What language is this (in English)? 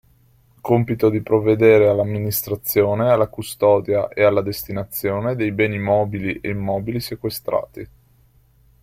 Italian